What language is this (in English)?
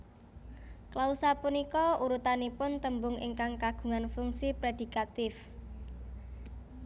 Javanese